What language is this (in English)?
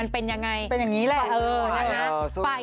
Thai